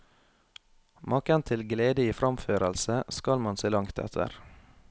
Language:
Norwegian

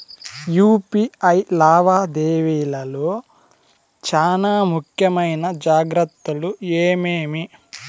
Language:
Telugu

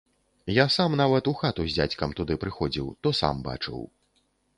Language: Belarusian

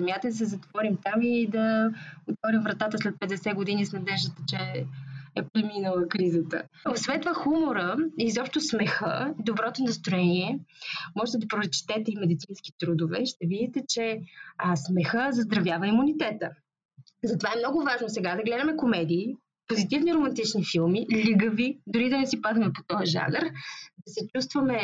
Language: Bulgarian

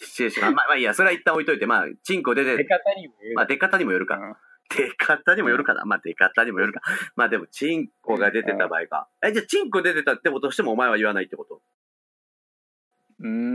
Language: Japanese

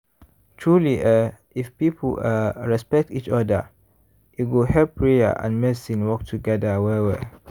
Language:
Nigerian Pidgin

